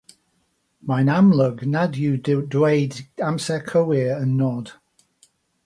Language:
Welsh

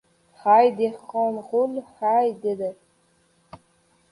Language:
Uzbek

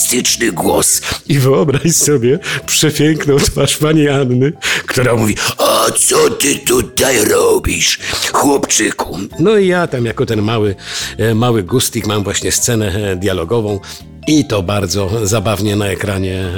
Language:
Polish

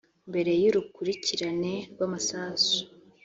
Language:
Kinyarwanda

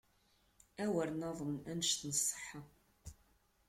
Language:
Kabyle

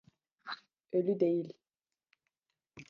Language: Turkish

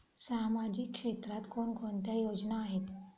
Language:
Marathi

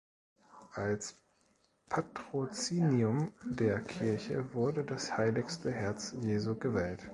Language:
German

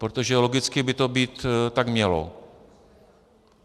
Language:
Czech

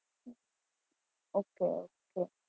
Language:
Gujarati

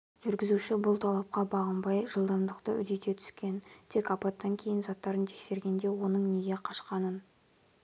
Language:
Kazakh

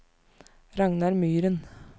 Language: Norwegian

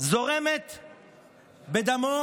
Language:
Hebrew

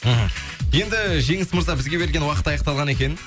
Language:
Kazakh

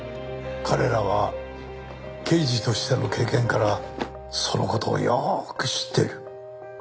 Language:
Japanese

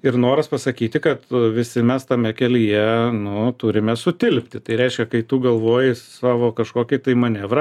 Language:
Lithuanian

